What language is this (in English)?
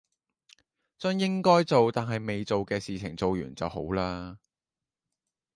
Cantonese